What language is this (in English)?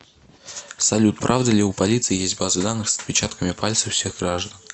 Russian